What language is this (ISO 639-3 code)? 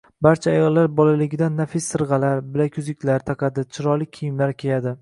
uzb